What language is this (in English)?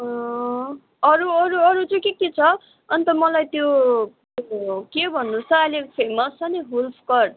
Nepali